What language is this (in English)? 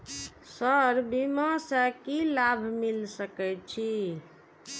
Maithili